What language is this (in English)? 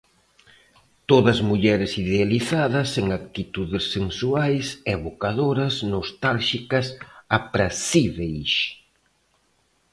Galician